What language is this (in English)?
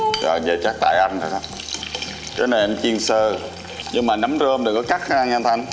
Vietnamese